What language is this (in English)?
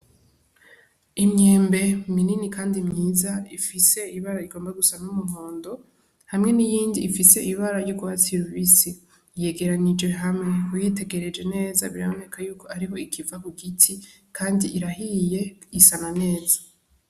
Rundi